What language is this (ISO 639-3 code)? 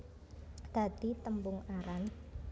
jav